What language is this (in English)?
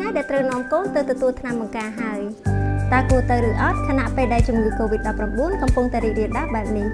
Indonesian